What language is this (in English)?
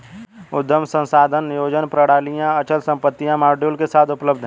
Hindi